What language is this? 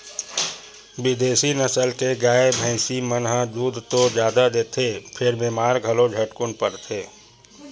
Chhattisgarhi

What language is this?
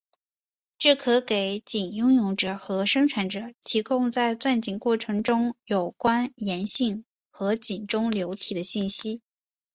Chinese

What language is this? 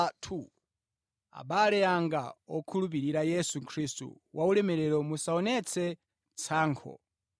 Nyanja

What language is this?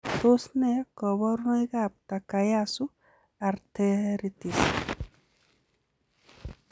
Kalenjin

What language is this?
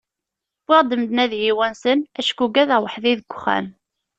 Kabyle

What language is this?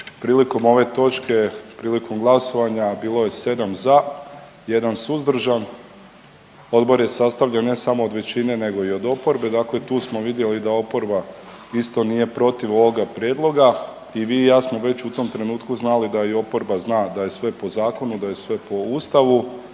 Croatian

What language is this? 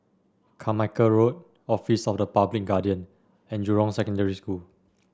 English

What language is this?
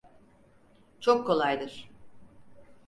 Turkish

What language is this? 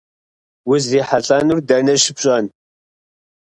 Kabardian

